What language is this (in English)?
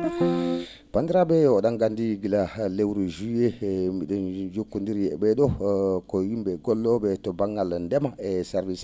Fula